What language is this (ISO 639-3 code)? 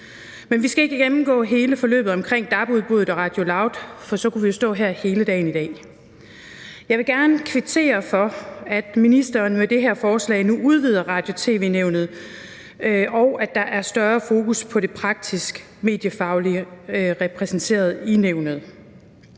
dan